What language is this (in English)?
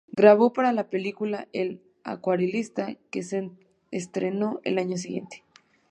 Spanish